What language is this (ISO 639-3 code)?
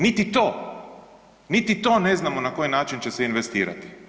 hrv